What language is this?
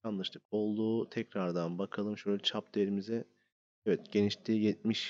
Turkish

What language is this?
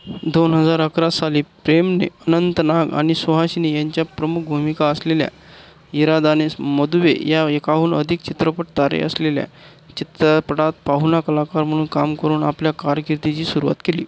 Marathi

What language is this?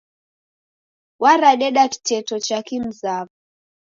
Taita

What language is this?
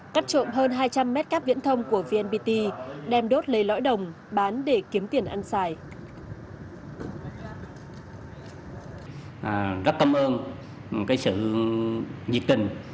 Vietnamese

